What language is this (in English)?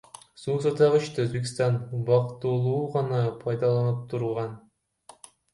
Kyrgyz